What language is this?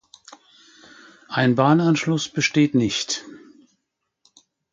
German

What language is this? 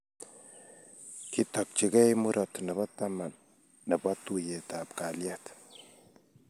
Kalenjin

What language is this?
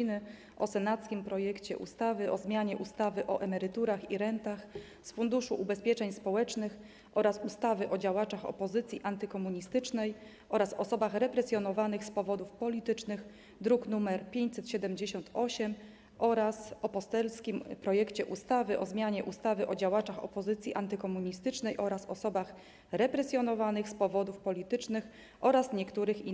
Polish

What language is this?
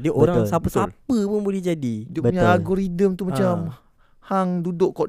Malay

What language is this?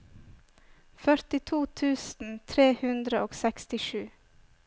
Norwegian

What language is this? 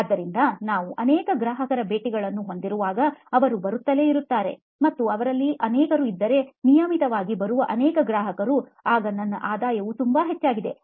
Kannada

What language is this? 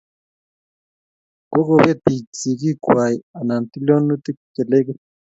Kalenjin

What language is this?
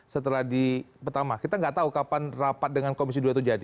Indonesian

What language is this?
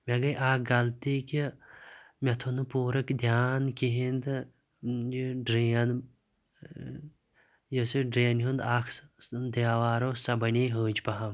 Kashmiri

